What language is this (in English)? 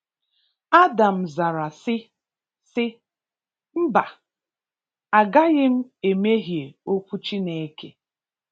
Igbo